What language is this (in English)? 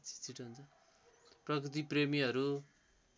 Nepali